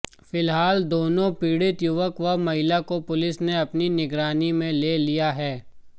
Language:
Hindi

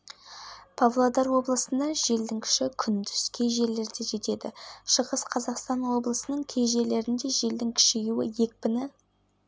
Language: Kazakh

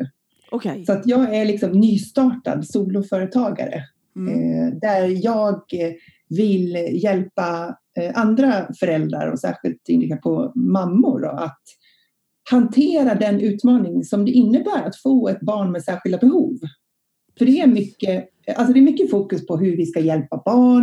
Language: Swedish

